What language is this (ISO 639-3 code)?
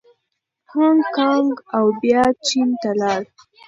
pus